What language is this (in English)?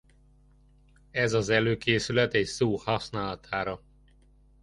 Hungarian